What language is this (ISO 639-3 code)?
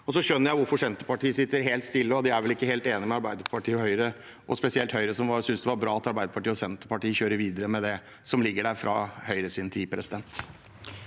nor